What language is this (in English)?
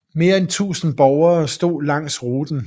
Danish